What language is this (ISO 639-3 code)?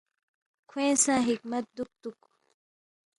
bft